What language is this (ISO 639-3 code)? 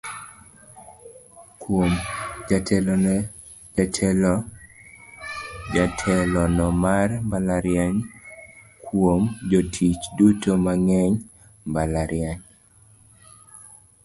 luo